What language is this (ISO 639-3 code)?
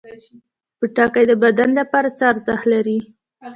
pus